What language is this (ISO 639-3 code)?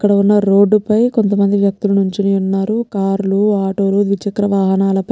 tel